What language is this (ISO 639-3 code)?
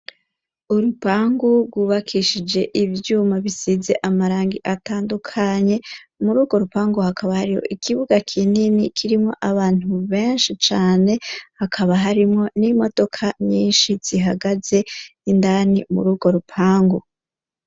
run